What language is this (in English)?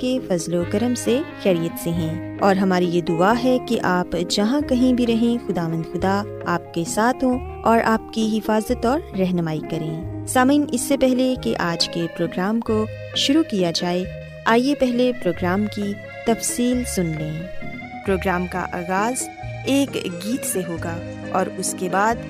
Urdu